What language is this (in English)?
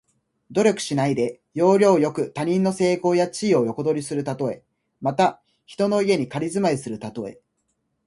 Japanese